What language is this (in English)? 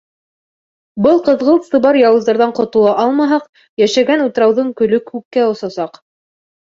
Bashkir